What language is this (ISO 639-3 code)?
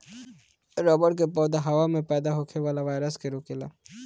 bho